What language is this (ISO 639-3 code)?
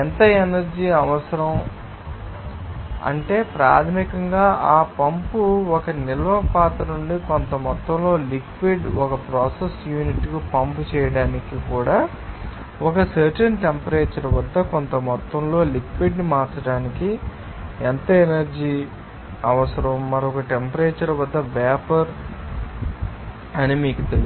tel